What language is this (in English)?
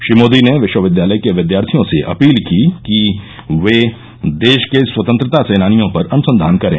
Hindi